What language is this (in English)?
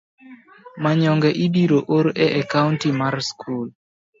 Luo (Kenya and Tanzania)